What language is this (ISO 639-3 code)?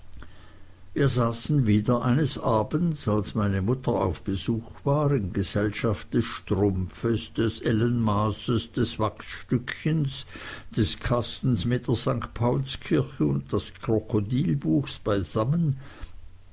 deu